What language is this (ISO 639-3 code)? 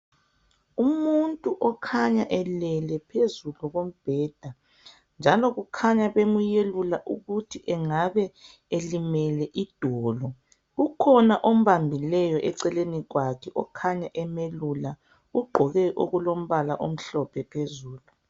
nde